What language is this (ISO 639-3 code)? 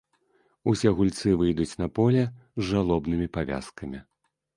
bel